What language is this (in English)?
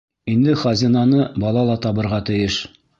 Bashkir